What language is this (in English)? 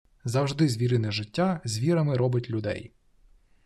Ukrainian